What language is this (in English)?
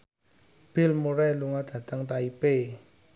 Javanese